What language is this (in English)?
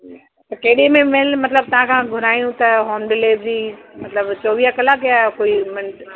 Sindhi